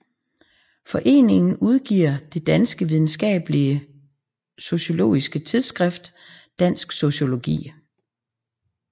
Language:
Danish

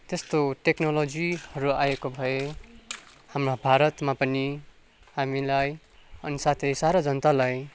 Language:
Nepali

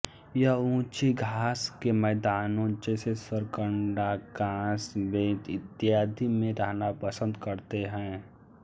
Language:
Hindi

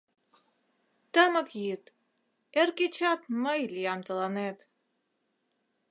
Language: Mari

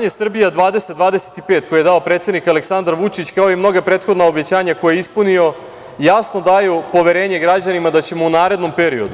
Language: Serbian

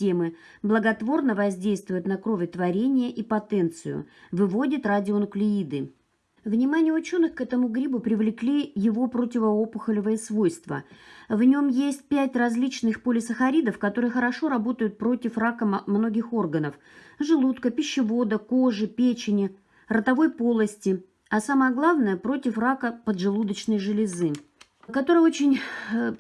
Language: Russian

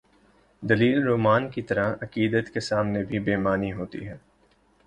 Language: Urdu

